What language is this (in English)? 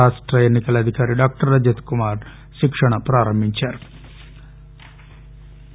Telugu